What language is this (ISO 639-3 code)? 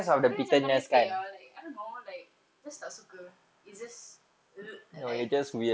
eng